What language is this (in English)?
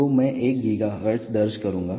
Hindi